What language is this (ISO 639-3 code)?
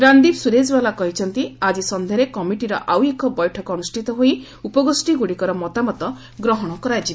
ori